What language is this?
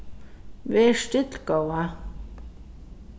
Faroese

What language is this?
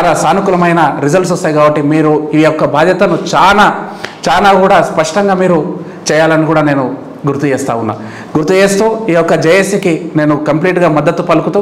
Telugu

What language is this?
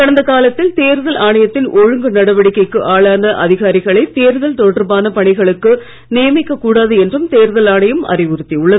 Tamil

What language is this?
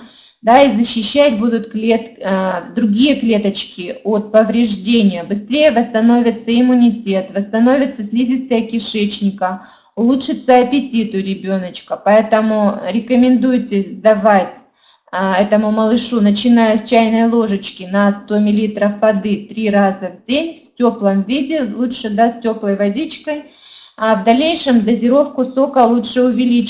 Russian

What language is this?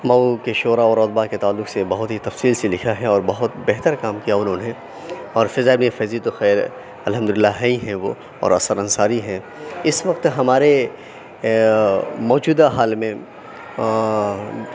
Urdu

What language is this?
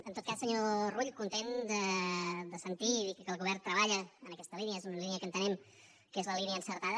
Catalan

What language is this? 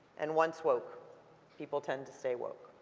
English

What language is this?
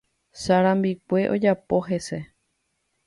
Guarani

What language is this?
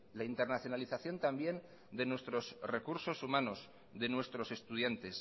Spanish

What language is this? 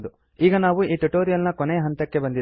Kannada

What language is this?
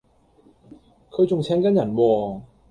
Cantonese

